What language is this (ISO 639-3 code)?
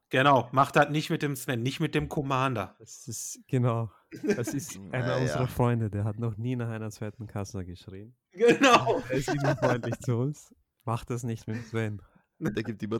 deu